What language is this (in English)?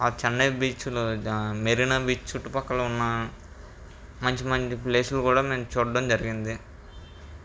Telugu